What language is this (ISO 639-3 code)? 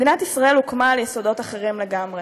heb